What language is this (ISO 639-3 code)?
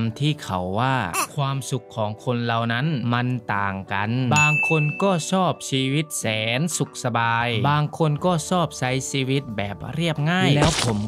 tha